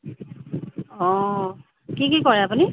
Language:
Assamese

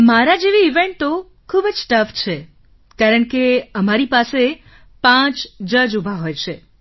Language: Gujarati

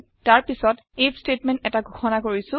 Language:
Assamese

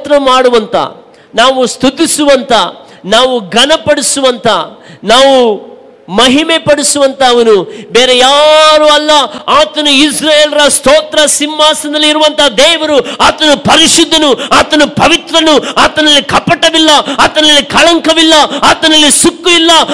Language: Kannada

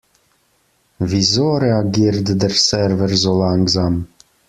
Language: German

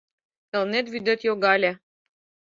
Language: Mari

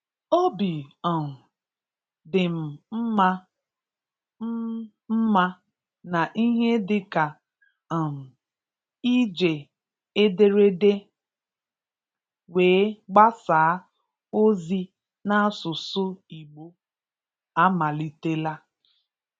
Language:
Igbo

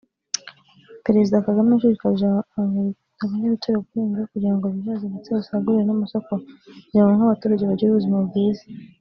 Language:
Kinyarwanda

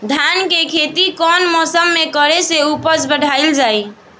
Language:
Bhojpuri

